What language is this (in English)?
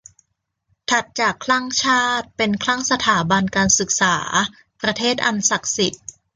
Thai